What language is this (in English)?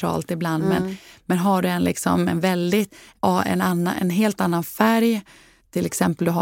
Swedish